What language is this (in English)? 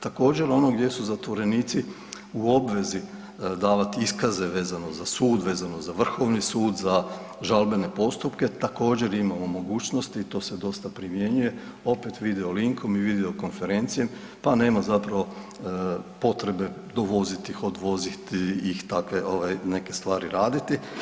Croatian